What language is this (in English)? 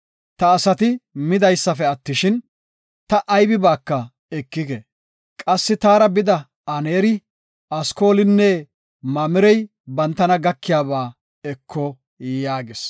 Gofa